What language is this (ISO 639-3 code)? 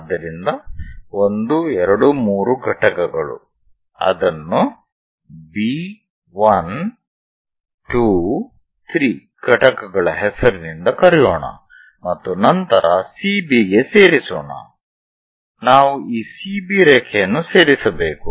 kan